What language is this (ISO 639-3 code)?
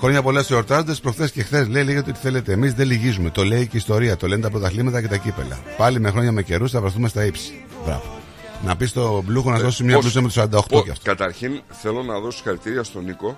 ell